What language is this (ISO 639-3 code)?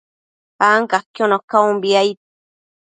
mcf